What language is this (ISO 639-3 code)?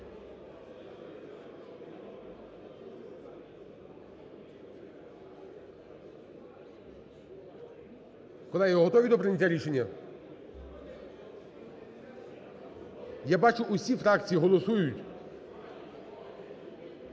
ukr